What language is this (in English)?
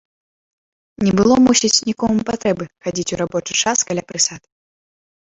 Belarusian